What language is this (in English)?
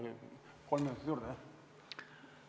Estonian